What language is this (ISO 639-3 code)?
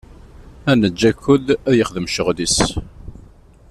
kab